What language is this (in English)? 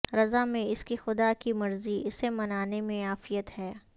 Urdu